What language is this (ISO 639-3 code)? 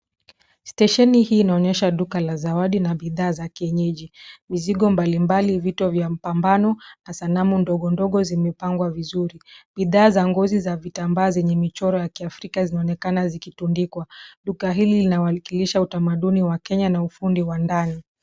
swa